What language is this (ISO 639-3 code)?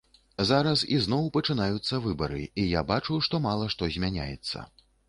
bel